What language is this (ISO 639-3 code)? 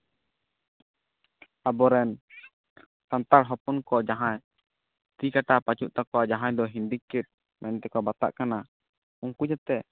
sat